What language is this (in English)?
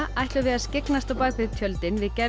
Icelandic